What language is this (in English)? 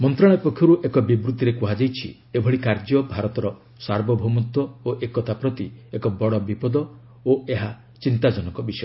Odia